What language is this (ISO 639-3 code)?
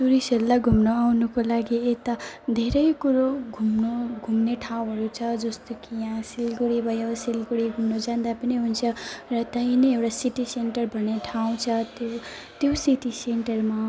nep